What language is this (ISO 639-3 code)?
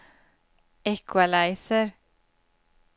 swe